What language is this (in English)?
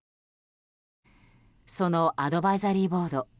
Japanese